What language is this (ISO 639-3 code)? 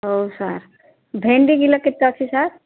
ori